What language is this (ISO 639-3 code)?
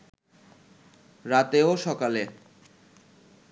ben